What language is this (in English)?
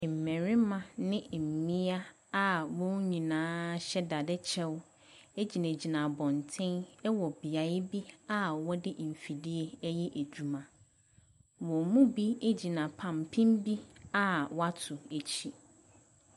Akan